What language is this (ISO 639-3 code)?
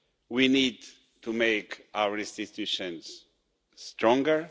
eng